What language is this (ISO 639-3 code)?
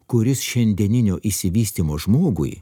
lit